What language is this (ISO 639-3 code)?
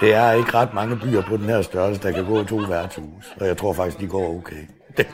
dan